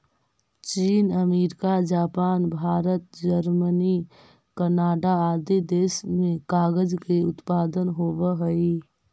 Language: Magahi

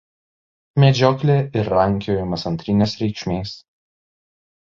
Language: Lithuanian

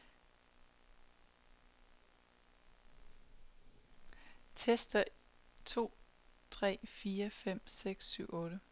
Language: Danish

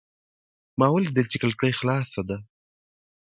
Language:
Pashto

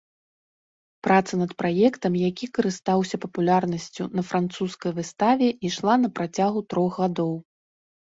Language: Belarusian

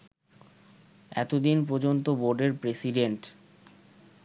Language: Bangla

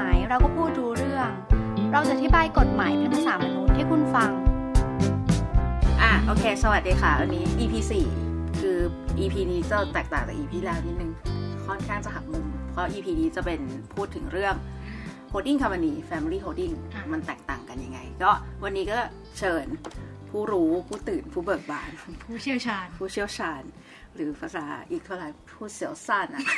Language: Thai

